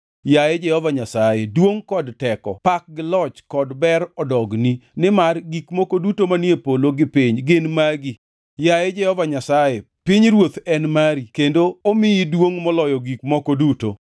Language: Luo (Kenya and Tanzania)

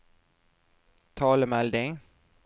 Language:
Norwegian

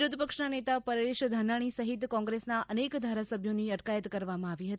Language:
Gujarati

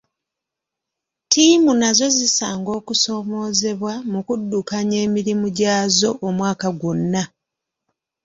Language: Ganda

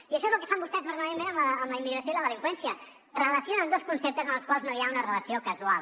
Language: Catalan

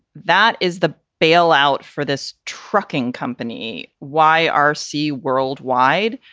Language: English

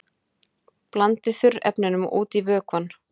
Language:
Icelandic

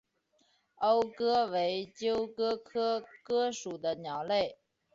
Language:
Chinese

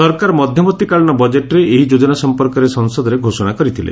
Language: Odia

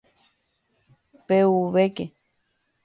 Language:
Guarani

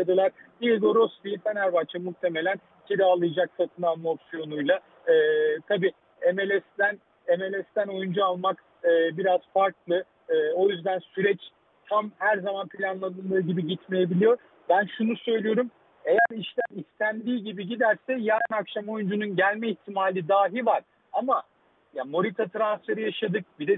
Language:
Turkish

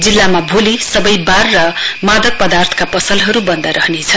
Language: Nepali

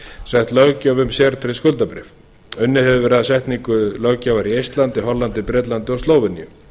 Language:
Icelandic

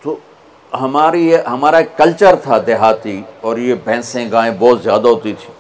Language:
Urdu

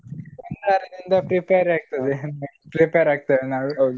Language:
Kannada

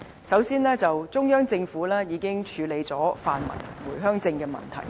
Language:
Cantonese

